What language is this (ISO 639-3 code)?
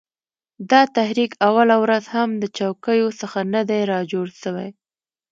pus